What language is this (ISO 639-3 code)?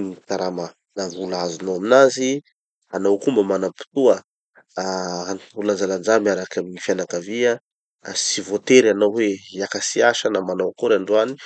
txy